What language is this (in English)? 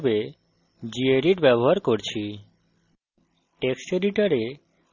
Bangla